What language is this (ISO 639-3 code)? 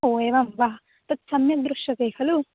san